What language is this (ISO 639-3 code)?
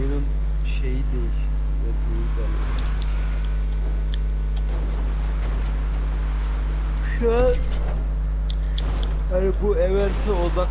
tur